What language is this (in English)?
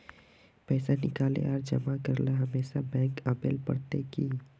Magahi